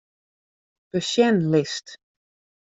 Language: Western Frisian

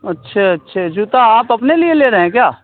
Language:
Urdu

